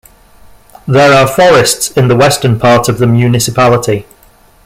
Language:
English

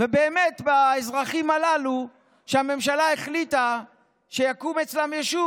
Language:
Hebrew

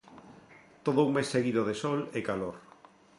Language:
Galician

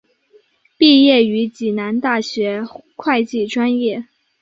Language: Chinese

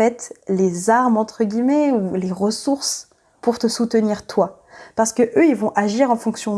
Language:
French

